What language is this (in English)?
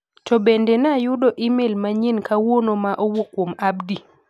Luo (Kenya and Tanzania)